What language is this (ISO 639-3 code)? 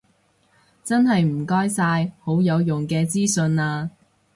yue